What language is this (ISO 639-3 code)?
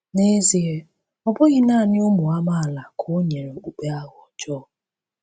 ibo